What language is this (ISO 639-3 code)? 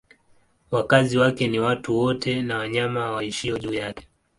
swa